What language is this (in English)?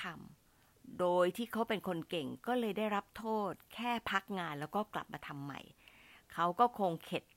Thai